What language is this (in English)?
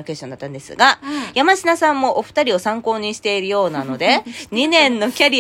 Japanese